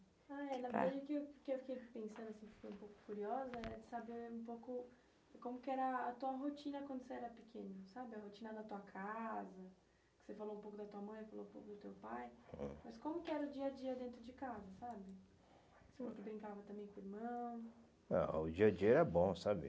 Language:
Portuguese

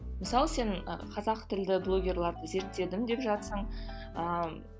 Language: Kazakh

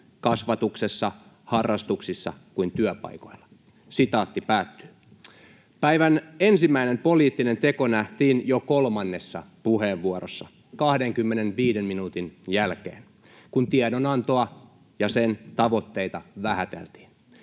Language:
Finnish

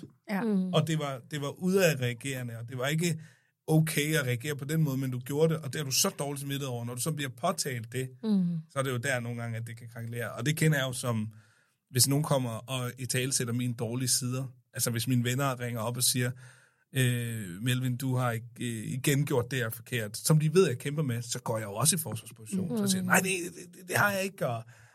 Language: Danish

